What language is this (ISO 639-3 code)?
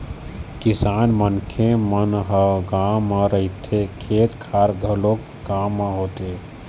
hne